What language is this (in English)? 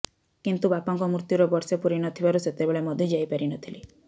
Odia